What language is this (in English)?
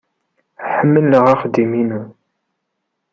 Kabyle